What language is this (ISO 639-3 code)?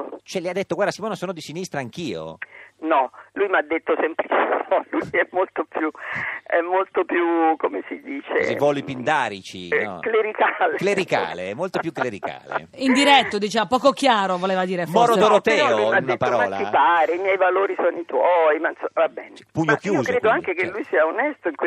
ita